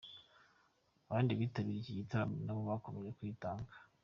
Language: Kinyarwanda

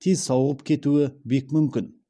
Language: Kazakh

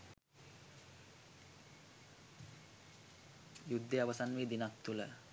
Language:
Sinhala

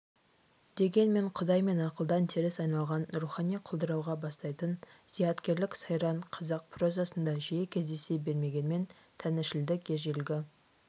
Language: Kazakh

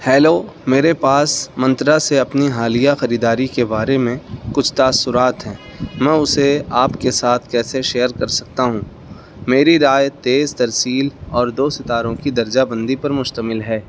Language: Urdu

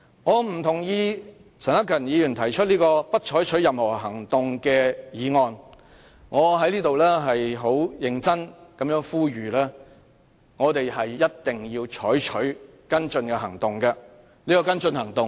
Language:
Cantonese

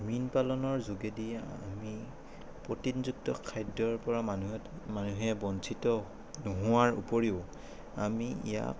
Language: Assamese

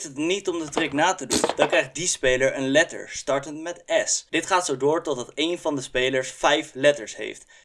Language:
Dutch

